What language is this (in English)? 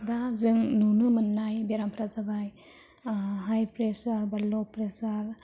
Bodo